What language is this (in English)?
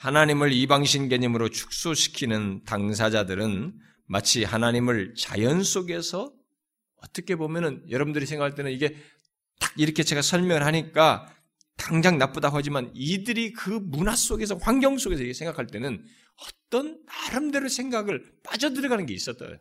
Korean